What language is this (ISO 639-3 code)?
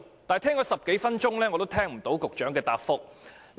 yue